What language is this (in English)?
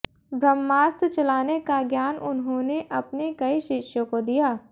Hindi